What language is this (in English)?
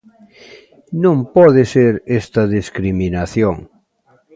Galician